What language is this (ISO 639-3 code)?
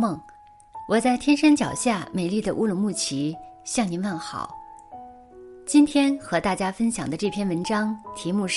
zho